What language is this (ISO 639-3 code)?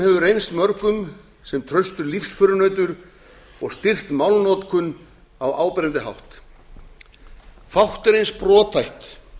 isl